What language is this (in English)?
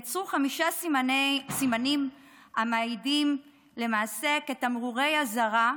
Hebrew